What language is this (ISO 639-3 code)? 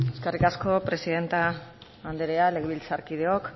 eus